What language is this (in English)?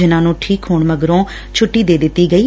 Punjabi